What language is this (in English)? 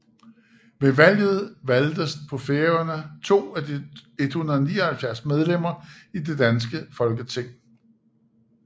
Danish